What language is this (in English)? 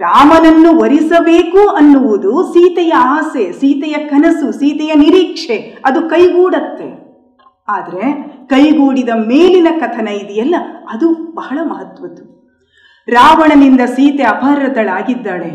Kannada